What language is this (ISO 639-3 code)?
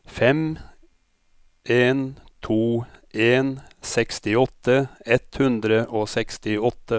nor